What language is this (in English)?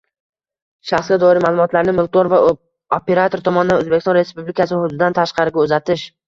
Uzbek